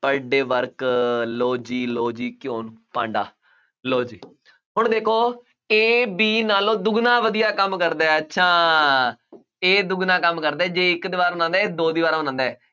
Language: Punjabi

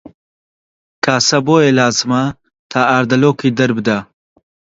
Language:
Central Kurdish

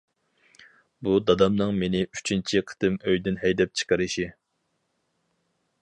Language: Uyghur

